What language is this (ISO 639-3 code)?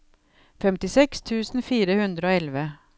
nor